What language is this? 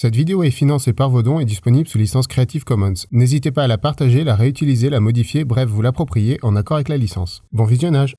French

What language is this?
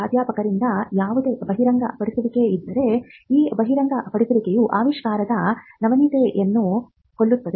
Kannada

